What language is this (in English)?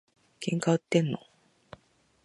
Japanese